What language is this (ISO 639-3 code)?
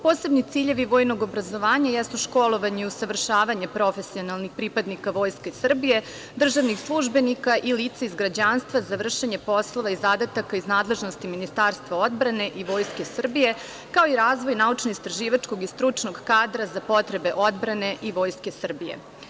srp